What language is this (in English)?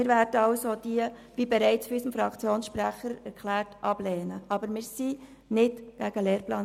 Swiss German